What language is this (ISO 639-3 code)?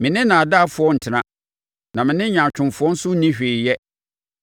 aka